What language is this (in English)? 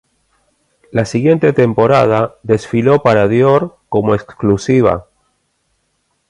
Spanish